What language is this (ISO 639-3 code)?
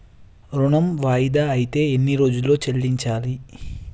tel